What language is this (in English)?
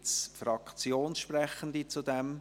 Swiss German